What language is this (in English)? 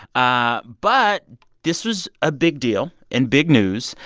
English